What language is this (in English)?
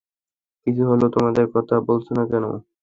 Bangla